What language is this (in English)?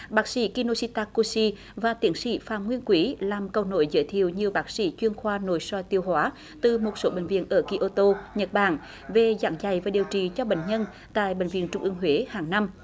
Vietnamese